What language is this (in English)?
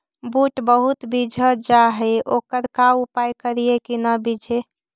Magahi